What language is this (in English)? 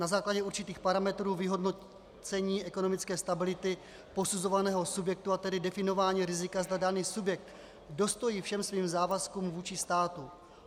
Czech